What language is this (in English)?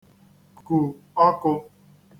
Igbo